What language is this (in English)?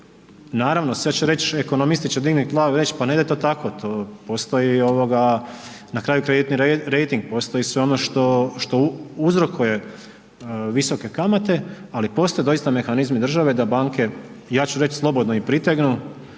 Croatian